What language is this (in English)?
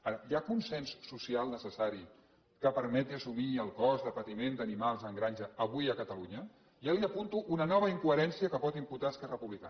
Catalan